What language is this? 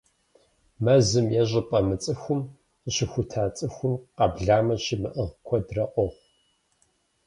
Kabardian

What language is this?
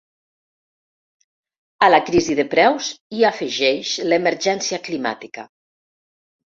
Catalan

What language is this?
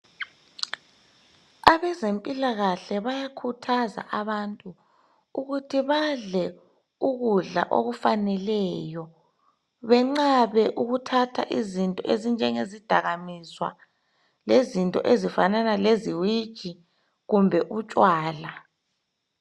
North Ndebele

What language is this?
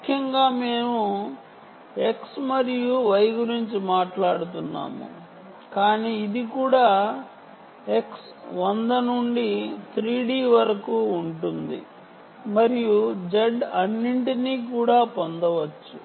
Telugu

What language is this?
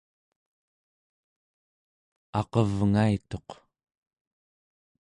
Central Yupik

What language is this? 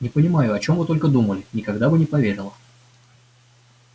Russian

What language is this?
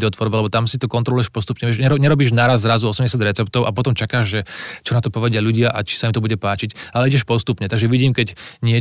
Slovak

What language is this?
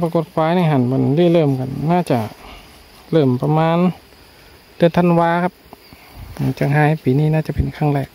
Thai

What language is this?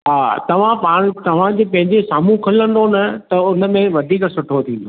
Sindhi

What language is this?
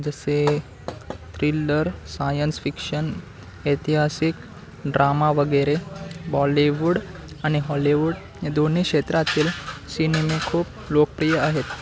Marathi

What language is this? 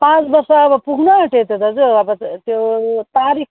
Nepali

